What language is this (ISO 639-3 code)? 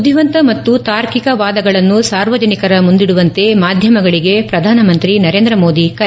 kan